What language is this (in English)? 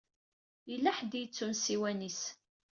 Kabyle